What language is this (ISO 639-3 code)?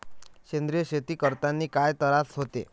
mar